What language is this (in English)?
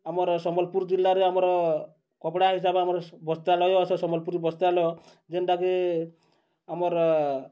Odia